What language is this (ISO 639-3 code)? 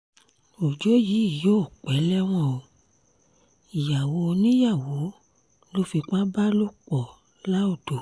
yor